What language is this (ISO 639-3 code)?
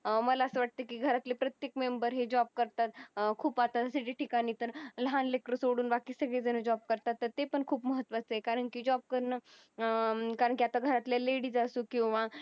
mar